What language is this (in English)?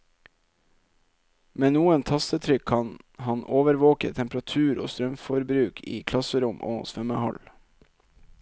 Norwegian